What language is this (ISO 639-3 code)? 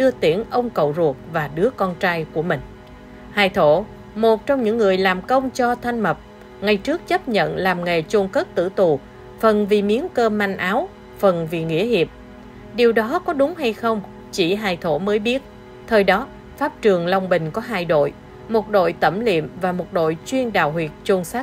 vie